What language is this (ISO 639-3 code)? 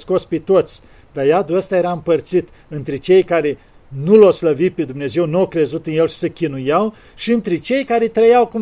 ron